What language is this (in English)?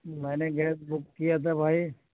Urdu